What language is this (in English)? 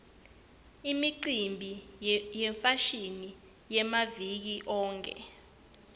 Swati